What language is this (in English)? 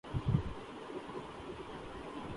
Urdu